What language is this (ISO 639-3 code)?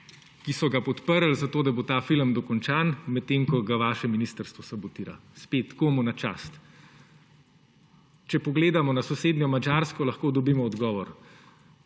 slv